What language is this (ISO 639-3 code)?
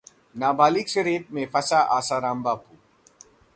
hin